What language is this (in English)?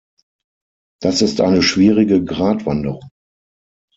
German